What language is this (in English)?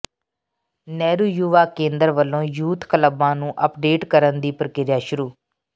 Punjabi